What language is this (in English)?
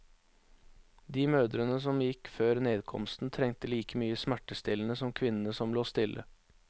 Norwegian